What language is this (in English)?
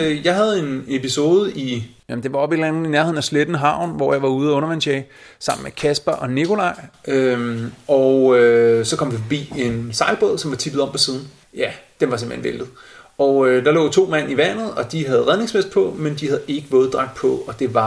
Danish